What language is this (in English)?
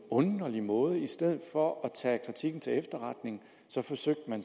Danish